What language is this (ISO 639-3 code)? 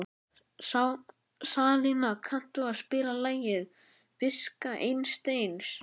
isl